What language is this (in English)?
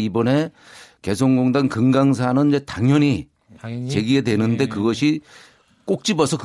Korean